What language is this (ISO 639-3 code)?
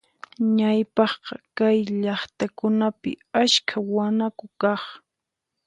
qxp